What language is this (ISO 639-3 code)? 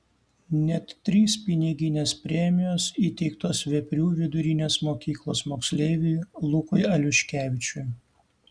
lit